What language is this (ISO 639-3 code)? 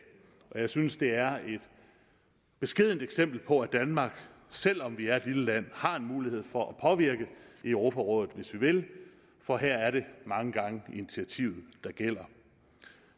dan